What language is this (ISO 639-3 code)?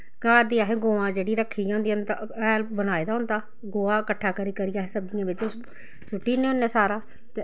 doi